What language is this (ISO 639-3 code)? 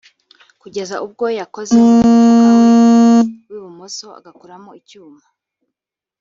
kin